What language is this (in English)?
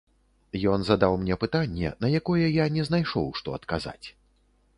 Belarusian